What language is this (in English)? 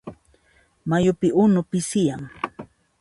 Puno Quechua